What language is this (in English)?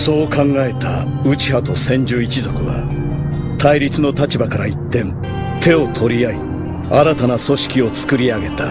Japanese